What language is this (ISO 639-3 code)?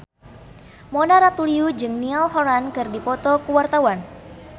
sun